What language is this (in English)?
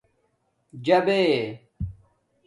Domaaki